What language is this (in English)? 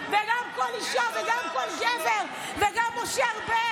Hebrew